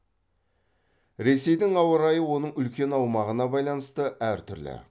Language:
Kazakh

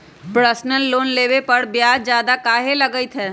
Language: Magahi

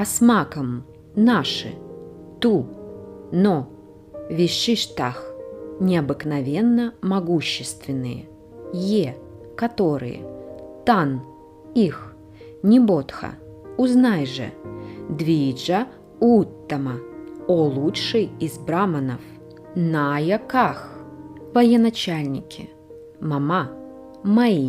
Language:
Russian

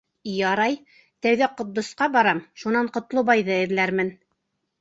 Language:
Bashkir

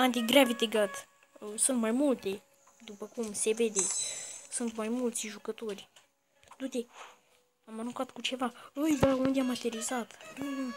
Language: Romanian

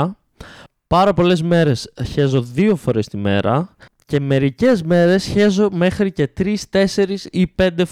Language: Greek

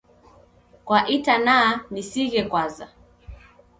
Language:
Taita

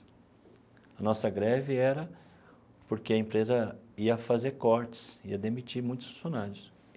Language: Portuguese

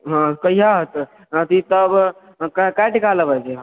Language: Maithili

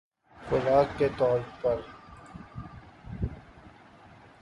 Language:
Urdu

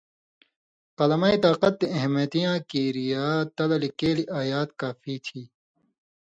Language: Indus Kohistani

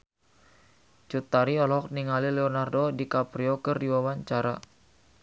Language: Sundanese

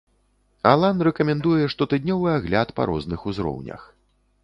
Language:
Belarusian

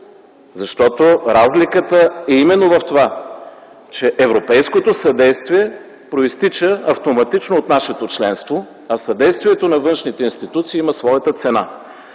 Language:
Bulgarian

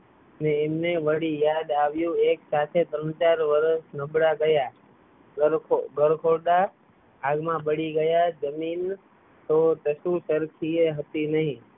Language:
Gujarati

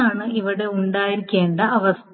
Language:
Malayalam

